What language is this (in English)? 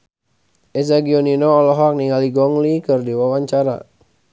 Sundanese